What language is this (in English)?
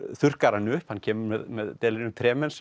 Icelandic